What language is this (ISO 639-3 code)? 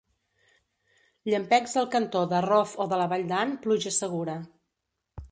cat